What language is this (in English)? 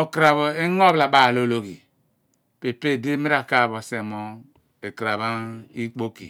Abua